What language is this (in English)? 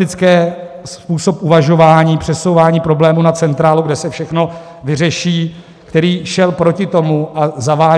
Czech